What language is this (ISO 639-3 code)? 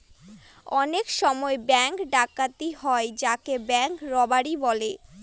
ben